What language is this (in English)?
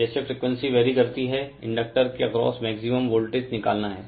Hindi